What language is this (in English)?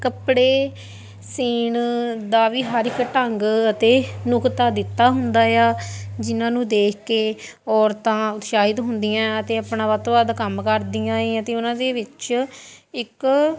Punjabi